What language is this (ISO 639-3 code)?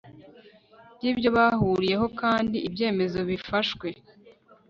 kin